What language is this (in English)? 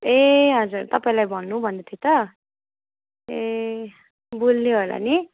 Nepali